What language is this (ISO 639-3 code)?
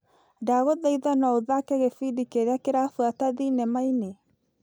kik